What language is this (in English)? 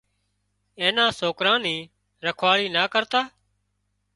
Wadiyara Koli